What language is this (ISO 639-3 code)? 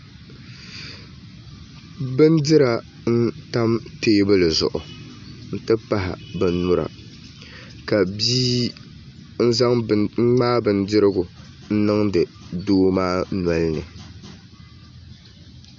dag